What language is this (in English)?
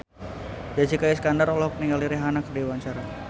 Sundanese